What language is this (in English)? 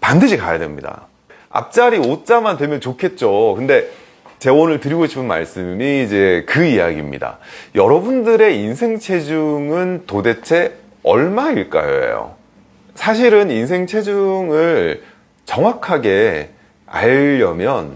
Korean